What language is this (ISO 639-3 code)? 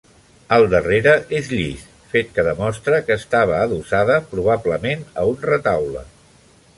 cat